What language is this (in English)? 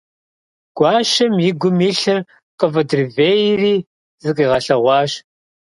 Kabardian